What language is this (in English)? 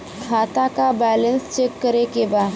Bhojpuri